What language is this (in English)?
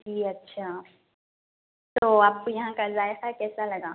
Urdu